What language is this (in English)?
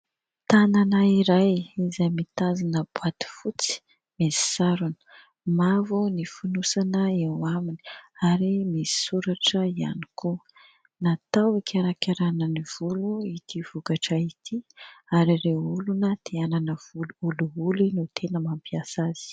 Malagasy